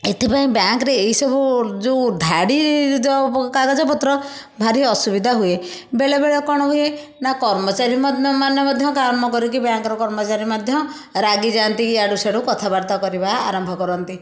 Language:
Odia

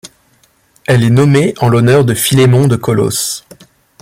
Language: French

